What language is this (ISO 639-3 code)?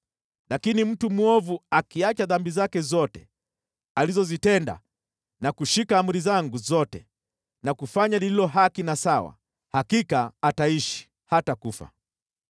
swa